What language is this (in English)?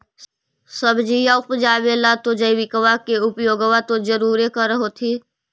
Magahi